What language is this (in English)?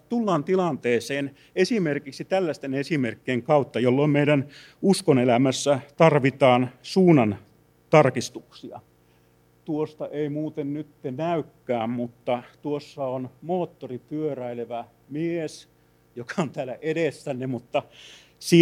Finnish